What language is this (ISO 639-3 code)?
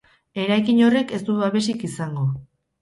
eus